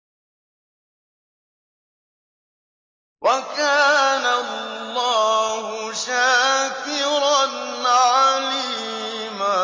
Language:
Arabic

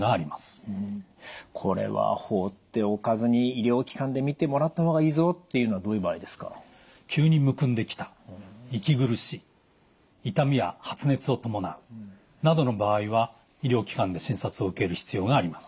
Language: Japanese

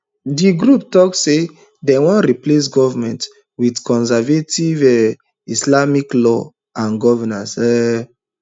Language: Nigerian Pidgin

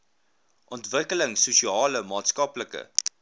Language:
Afrikaans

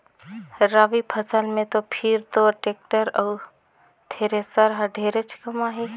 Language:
Chhattisgarhi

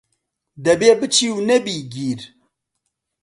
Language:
Central Kurdish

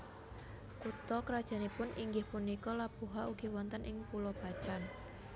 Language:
Javanese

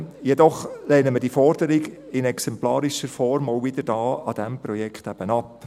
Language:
Swiss German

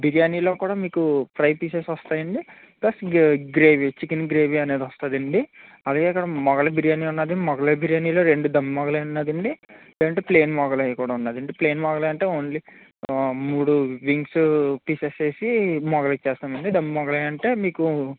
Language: Telugu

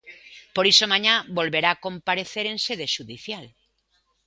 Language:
Galician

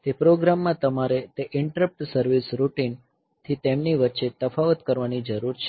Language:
Gujarati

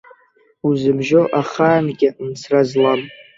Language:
Abkhazian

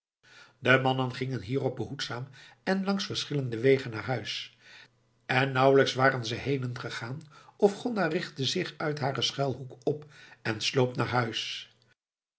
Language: Dutch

